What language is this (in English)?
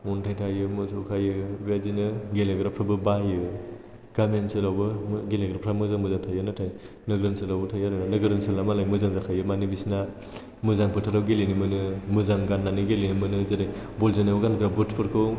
Bodo